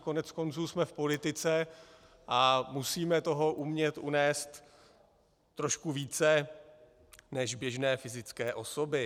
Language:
Czech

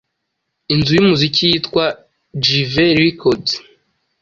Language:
Kinyarwanda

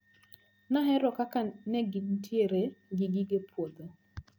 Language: Luo (Kenya and Tanzania)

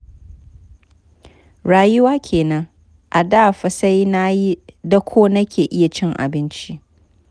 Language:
Hausa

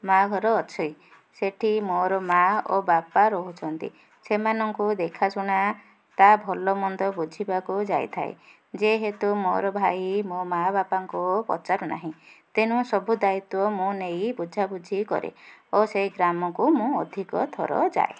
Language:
Odia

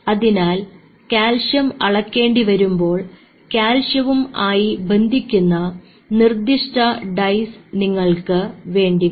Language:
Malayalam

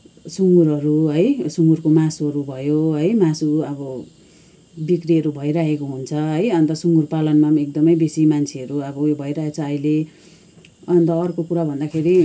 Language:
Nepali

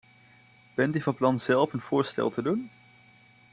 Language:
Dutch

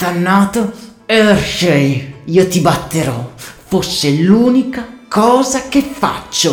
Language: Italian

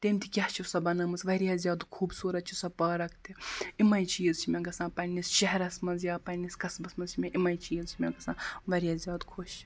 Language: Kashmiri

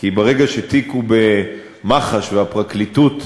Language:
Hebrew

